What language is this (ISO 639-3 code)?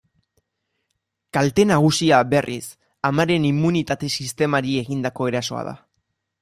eus